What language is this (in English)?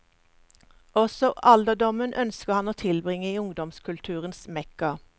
Norwegian